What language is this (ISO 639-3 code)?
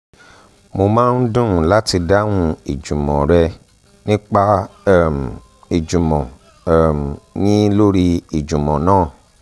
yor